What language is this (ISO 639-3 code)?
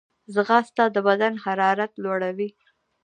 pus